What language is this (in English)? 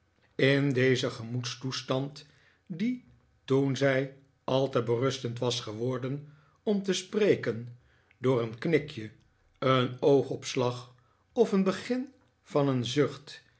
Dutch